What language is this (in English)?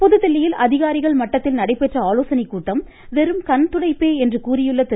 Tamil